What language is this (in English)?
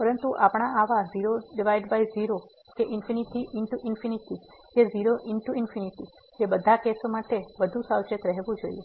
Gujarati